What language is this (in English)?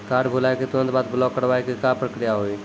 Maithili